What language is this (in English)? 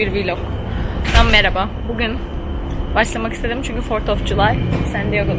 Turkish